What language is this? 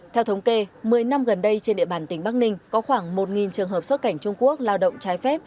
Vietnamese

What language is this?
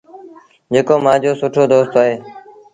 Sindhi Bhil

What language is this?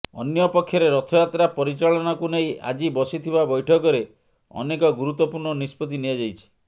Odia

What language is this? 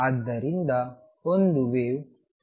Kannada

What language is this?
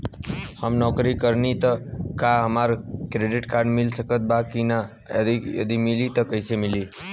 Bhojpuri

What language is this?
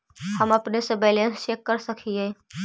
Magahi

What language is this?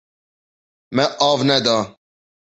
Kurdish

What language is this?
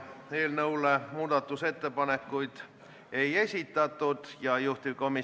Estonian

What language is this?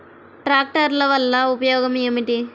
Telugu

